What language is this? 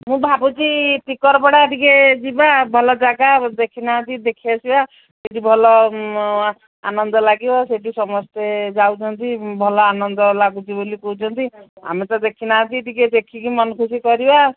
Odia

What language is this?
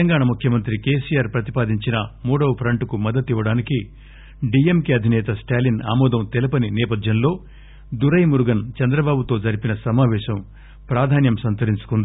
Telugu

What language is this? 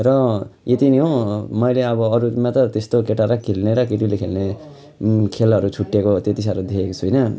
Nepali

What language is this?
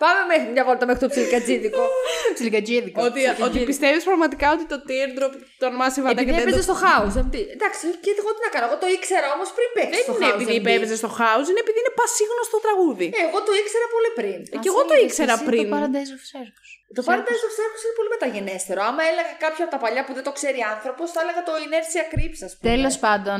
Greek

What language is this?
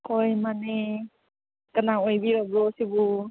Manipuri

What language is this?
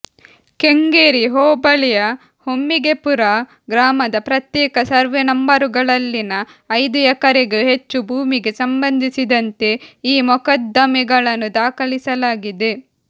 Kannada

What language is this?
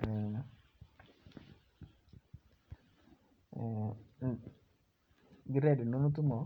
Masai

